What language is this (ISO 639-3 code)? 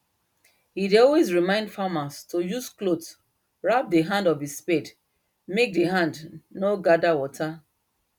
pcm